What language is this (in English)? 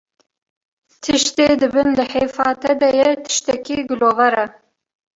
Kurdish